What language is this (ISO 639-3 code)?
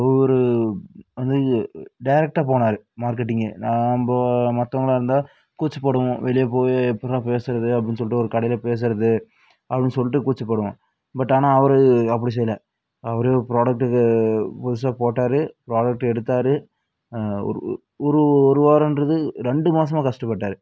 tam